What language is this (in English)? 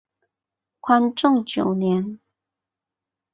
Chinese